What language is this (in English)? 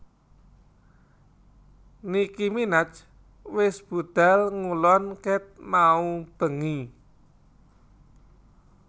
Javanese